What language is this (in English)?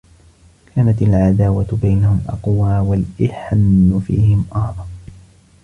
Arabic